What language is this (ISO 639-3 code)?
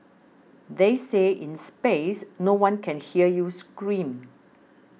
eng